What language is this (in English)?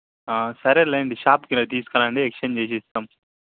Telugu